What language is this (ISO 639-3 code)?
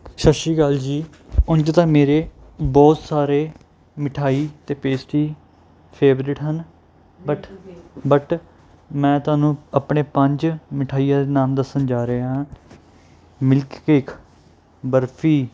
pan